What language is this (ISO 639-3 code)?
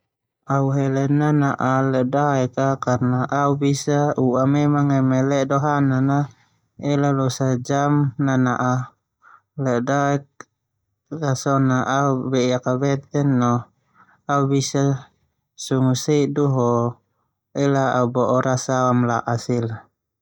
twu